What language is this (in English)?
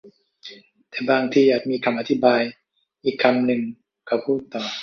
Thai